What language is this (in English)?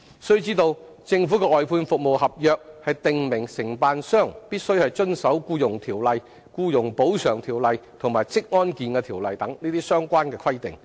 Cantonese